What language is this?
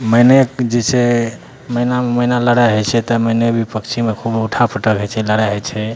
Maithili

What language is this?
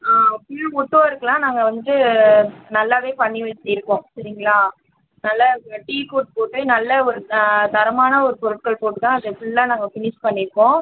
Tamil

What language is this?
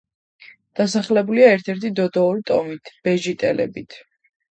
Georgian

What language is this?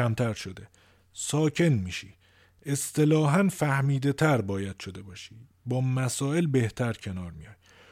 Persian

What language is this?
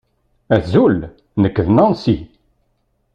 Kabyle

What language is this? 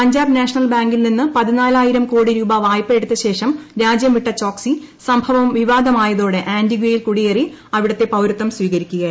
Malayalam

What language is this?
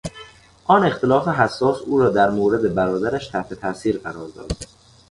Persian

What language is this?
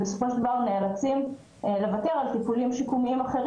Hebrew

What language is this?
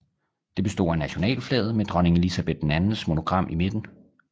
Danish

